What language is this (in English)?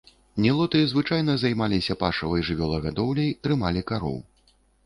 Belarusian